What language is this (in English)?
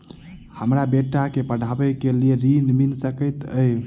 Maithili